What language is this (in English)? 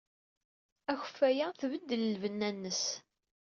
Kabyle